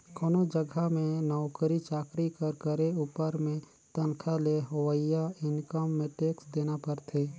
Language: Chhattisgarhi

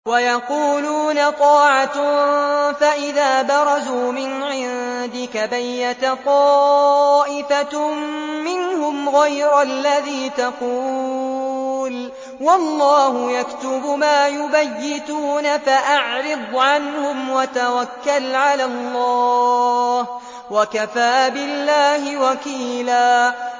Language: Arabic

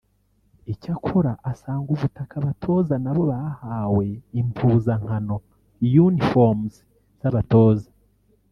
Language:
Kinyarwanda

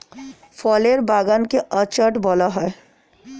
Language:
Bangla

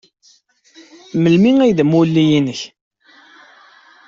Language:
Kabyle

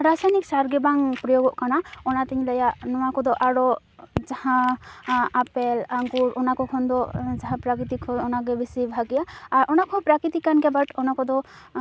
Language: Santali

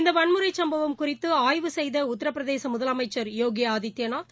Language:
Tamil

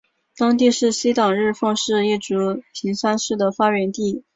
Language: Chinese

